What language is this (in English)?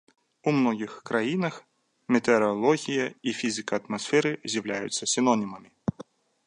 Belarusian